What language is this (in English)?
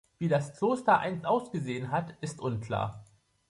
German